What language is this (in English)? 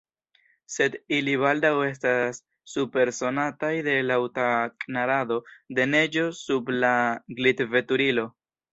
Esperanto